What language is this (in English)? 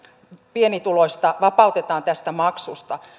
Finnish